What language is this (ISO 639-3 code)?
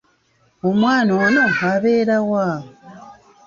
lug